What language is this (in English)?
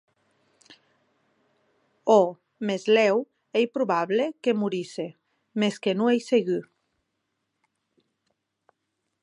Occitan